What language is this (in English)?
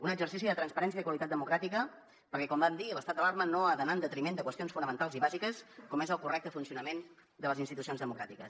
Catalan